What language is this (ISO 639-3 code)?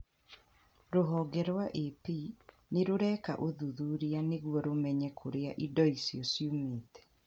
kik